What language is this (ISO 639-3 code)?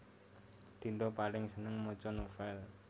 jav